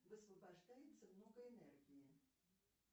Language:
Russian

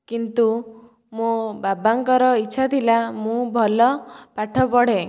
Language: Odia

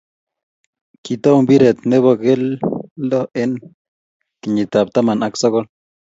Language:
Kalenjin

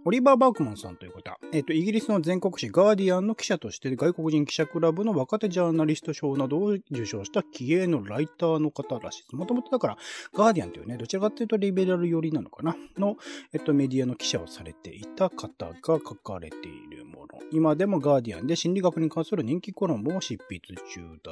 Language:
Japanese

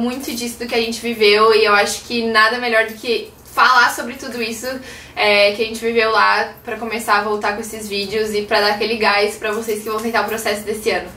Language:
Portuguese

